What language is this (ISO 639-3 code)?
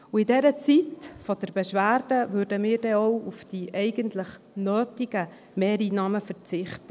gsw